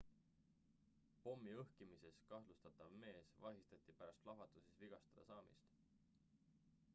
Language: Estonian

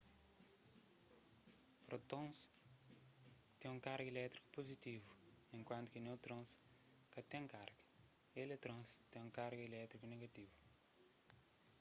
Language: Kabuverdianu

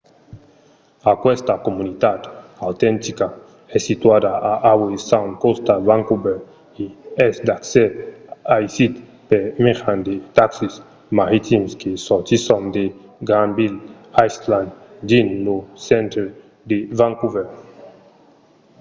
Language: Occitan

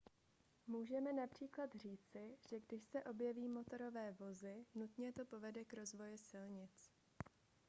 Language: Czech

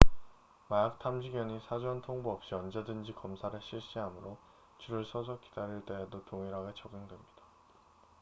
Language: Korean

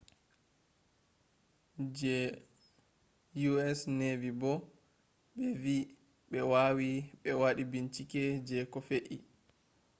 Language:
Fula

